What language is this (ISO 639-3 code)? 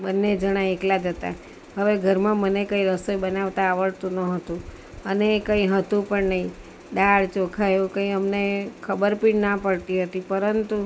guj